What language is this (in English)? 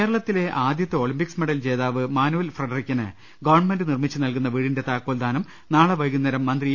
Malayalam